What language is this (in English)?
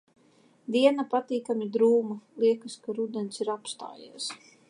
Latvian